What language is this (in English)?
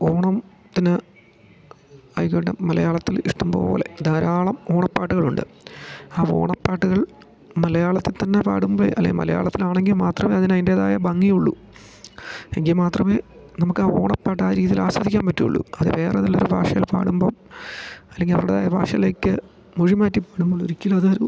Malayalam